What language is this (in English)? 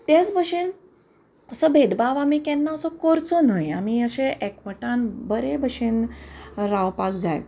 Konkani